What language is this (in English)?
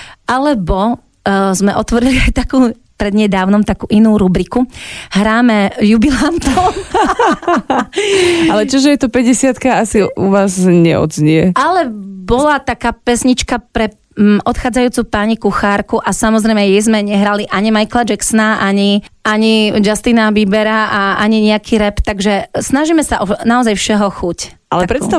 Slovak